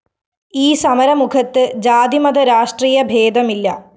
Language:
Malayalam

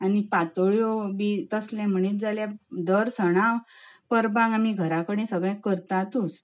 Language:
Konkani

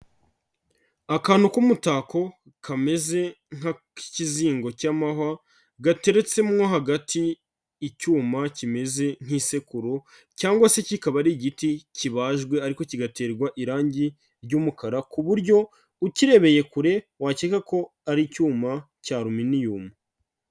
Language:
Kinyarwanda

